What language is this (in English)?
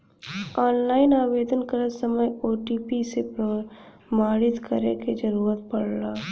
Bhojpuri